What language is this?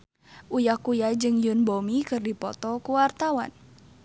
Sundanese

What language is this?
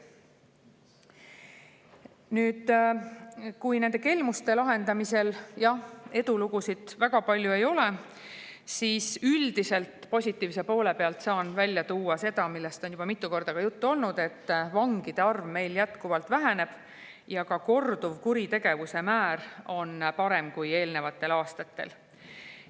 Estonian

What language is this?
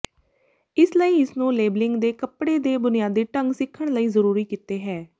Punjabi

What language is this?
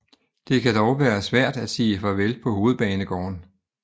Danish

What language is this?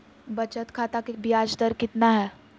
Magahi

